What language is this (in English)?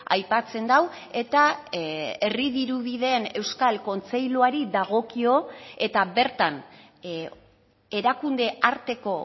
Basque